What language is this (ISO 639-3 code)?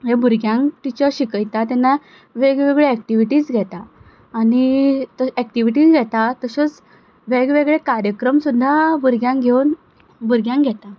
kok